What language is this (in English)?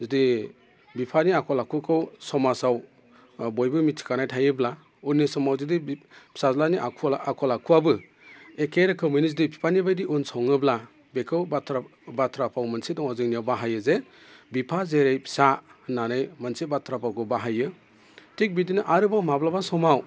Bodo